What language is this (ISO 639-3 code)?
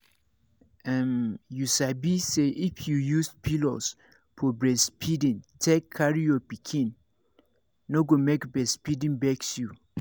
pcm